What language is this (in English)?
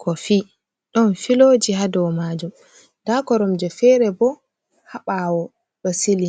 Fula